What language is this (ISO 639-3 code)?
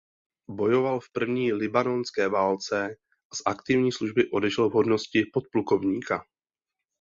ces